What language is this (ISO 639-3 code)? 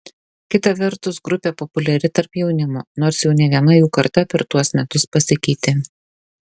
lit